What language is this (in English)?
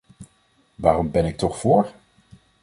Dutch